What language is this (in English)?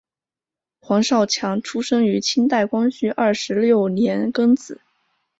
Chinese